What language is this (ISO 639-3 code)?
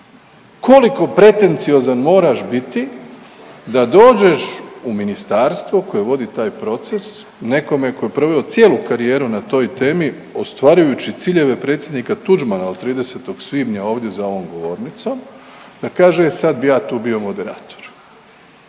hrv